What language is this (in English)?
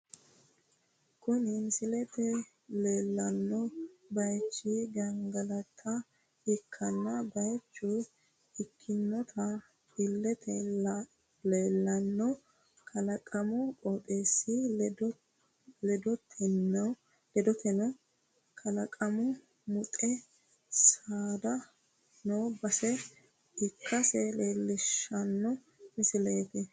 Sidamo